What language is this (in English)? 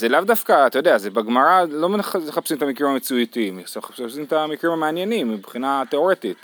Hebrew